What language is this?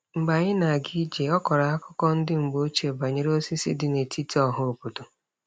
Igbo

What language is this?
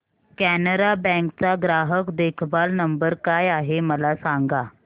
Marathi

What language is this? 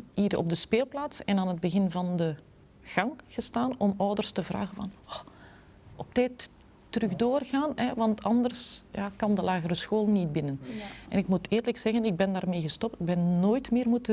Dutch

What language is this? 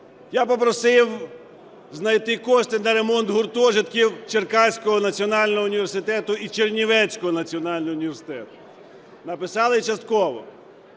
Ukrainian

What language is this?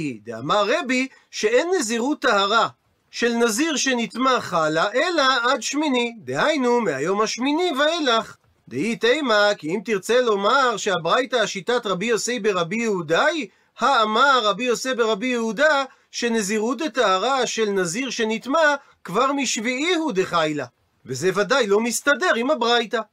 Hebrew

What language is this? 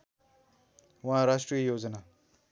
Nepali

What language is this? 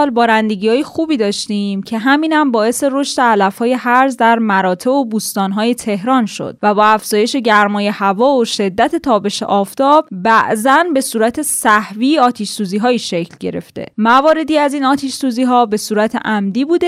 Persian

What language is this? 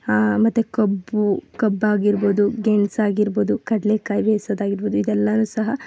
Kannada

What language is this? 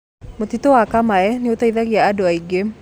Kikuyu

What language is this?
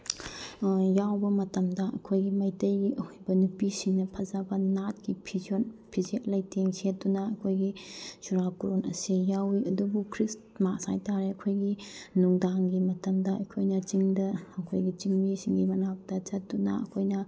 Manipuri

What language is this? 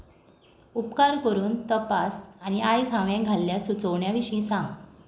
Konkani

